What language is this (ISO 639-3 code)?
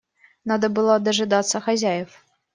rus